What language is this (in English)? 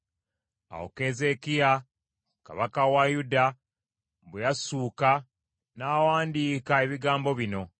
Ganda